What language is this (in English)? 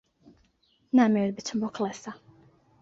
Central Kurdish